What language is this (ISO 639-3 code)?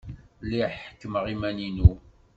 kab